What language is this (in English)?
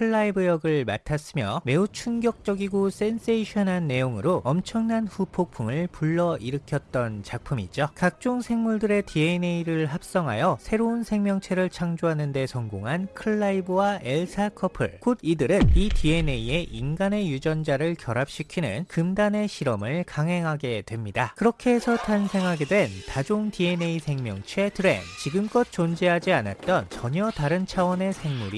Korean